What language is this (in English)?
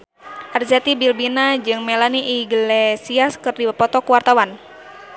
Sundanese